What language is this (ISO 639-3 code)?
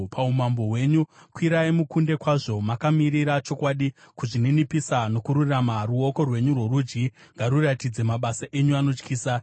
sna